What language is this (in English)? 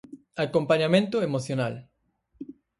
Galician